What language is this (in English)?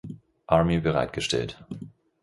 German